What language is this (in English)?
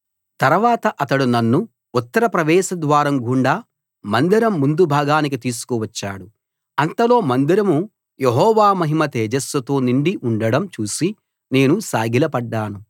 Telugu